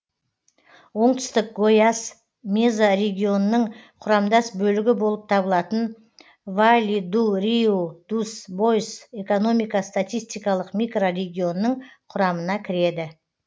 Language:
Kazakh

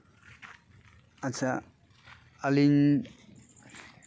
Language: Santali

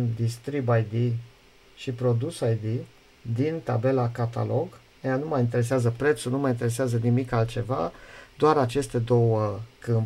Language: Romanian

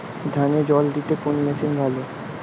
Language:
Bangla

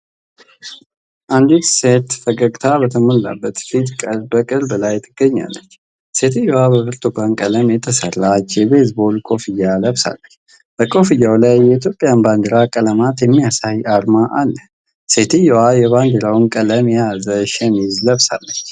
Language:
Amharic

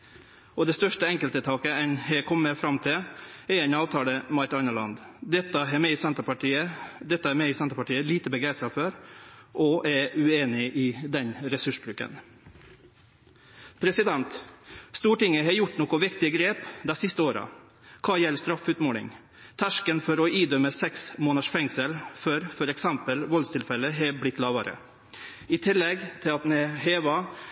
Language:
Norwegian Nynorsk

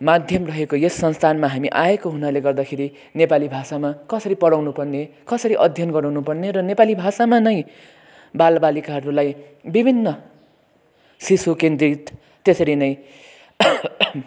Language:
Nepali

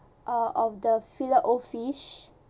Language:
English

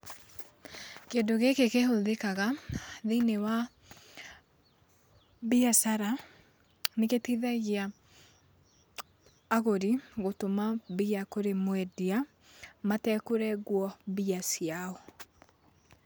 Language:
Kikuyu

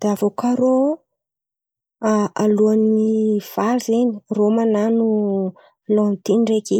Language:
Antankarana Malagasy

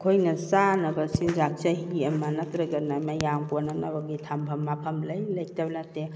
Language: Manipuri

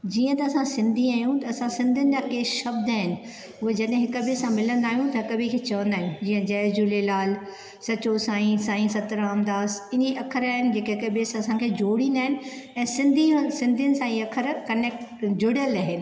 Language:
Sindhi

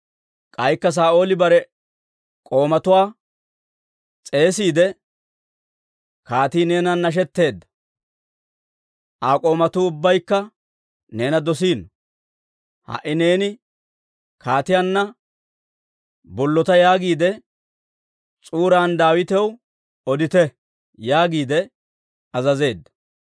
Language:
Dawro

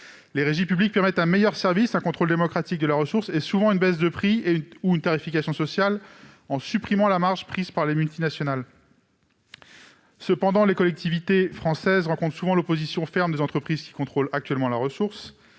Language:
French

